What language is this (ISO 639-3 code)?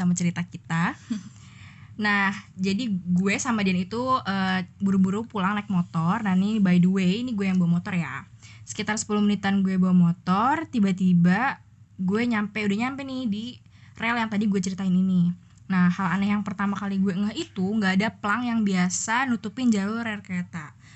ind